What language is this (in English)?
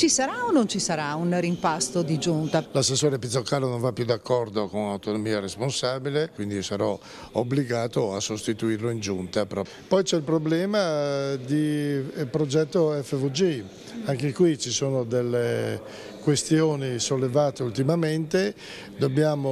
Italian